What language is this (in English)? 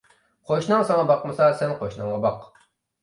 Uyghur